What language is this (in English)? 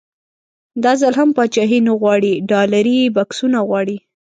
Pashto